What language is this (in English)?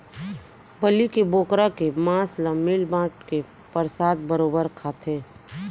Chhattisgarhi